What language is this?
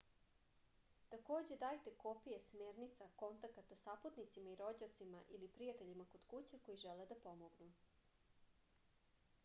Serbian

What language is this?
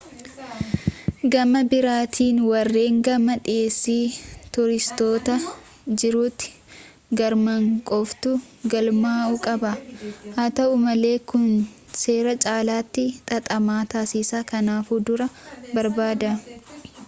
Oromo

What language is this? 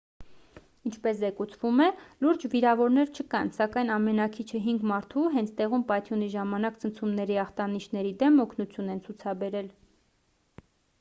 Armenian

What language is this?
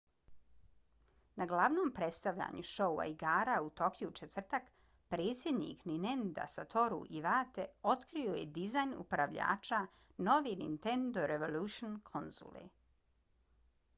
Bosnian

